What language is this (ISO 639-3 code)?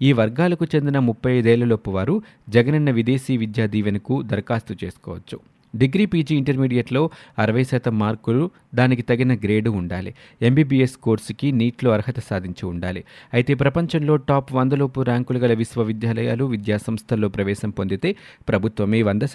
tel